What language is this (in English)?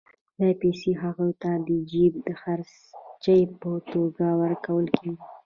Pashto